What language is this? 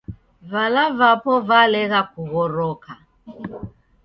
Taita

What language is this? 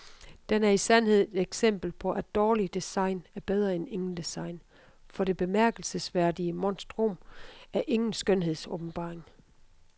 Danish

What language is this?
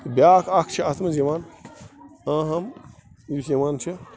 Kashmiri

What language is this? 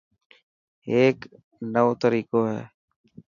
Dhatki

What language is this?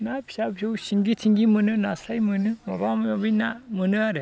Bodo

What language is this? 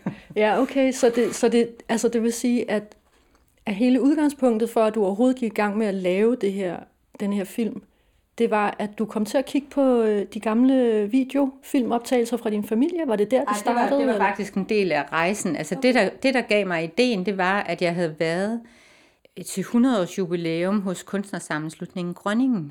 Danish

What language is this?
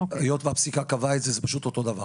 Hebrew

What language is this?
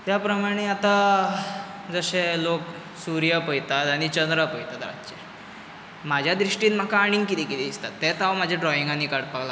Konkani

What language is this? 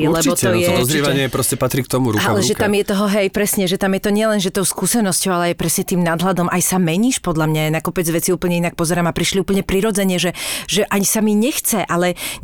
Slovak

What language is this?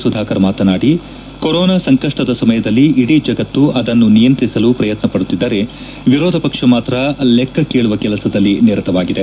Kannada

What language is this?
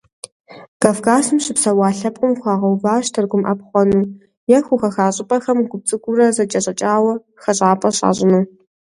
Kabardian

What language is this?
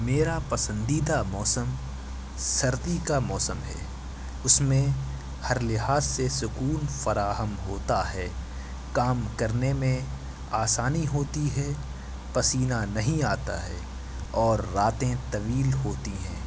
Urdu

